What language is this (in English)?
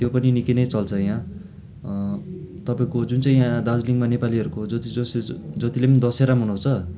Nepali